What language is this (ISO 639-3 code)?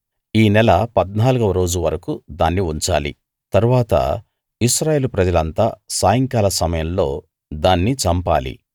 tel